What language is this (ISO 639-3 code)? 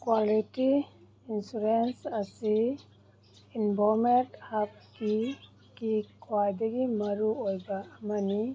mni